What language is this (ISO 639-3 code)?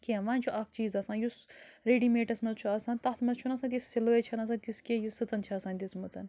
kas